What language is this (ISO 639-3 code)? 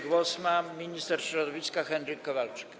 pol